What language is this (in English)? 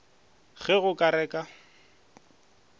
Northern Sotho